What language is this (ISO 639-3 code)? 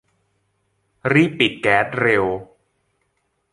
tha